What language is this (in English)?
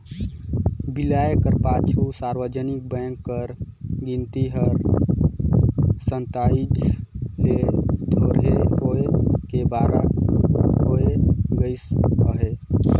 Chhattisgarhi